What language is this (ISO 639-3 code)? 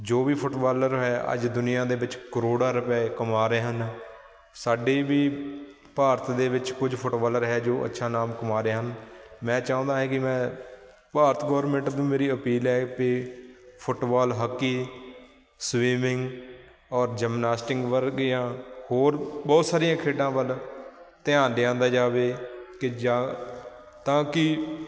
pan